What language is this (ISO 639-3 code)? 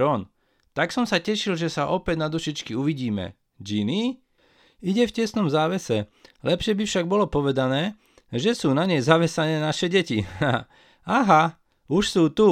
slk